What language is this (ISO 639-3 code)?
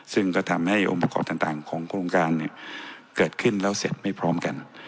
tha